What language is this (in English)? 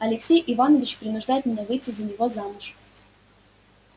Russian